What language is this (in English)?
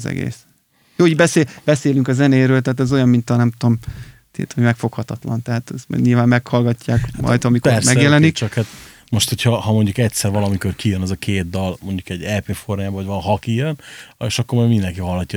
Hungarian